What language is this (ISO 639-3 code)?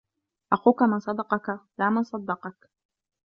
ara